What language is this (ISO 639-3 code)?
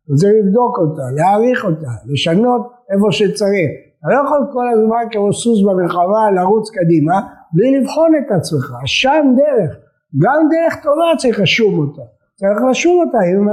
heb